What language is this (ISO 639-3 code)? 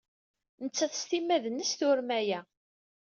kab